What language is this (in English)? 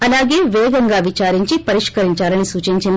Telugu